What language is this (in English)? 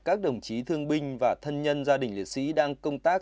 Vietnamese